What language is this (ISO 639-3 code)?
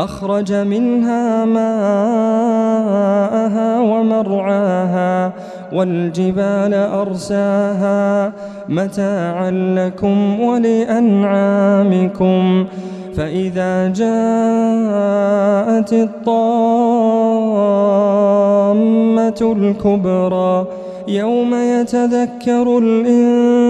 ara